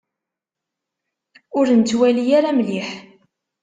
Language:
Kabyle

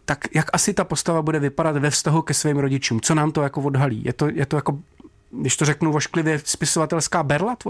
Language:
Czech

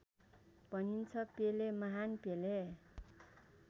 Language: Nepali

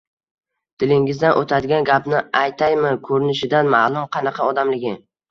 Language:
Uzbek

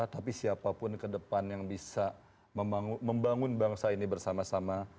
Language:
Indonesian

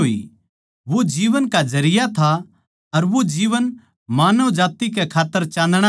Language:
Haryanvi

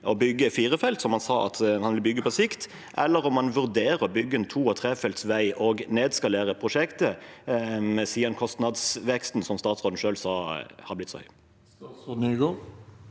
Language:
Norwegian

